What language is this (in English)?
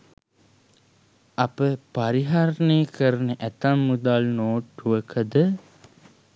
Sinhala